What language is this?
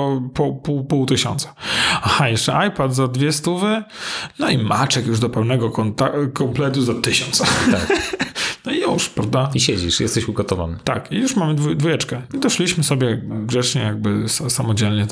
Polish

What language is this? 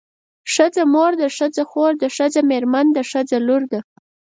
Pashto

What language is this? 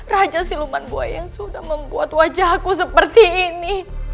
Indonesian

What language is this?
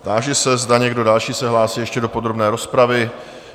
Czech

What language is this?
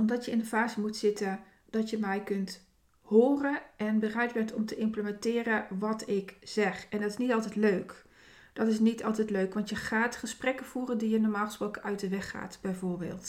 Dutch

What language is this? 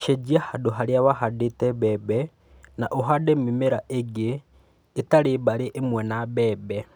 Kikuyu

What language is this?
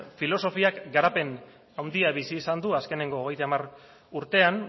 Basque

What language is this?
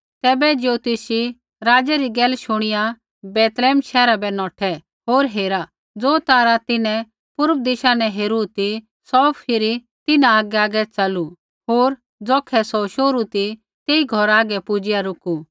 Kullu Pahari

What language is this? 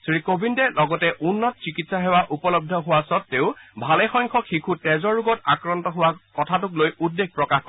Assamese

